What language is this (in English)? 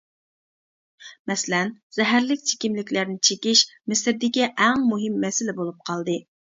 Uyghur